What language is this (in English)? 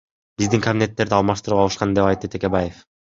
Kyrgyz